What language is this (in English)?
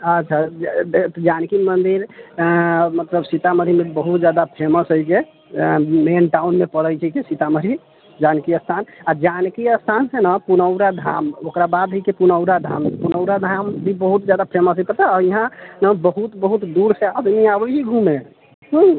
Maithili